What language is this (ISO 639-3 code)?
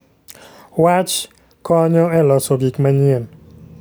luo